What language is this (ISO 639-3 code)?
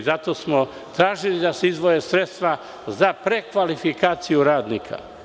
srp